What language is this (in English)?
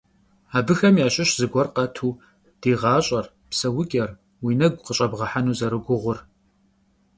Kabardian